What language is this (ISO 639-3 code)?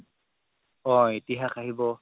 asm